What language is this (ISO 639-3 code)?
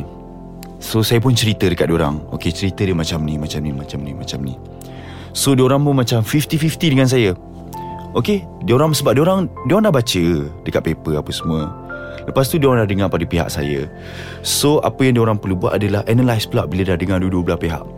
msa